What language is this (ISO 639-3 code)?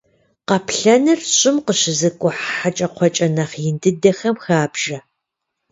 kbd